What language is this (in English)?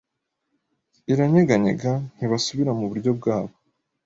Kinyarwanda